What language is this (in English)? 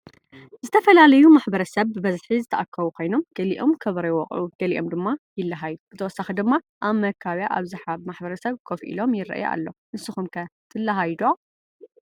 Tigrinya